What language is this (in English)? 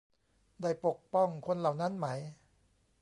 Thai